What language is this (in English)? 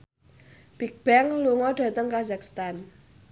Javanese